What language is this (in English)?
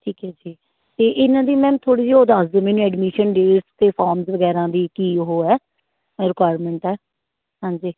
Punjabi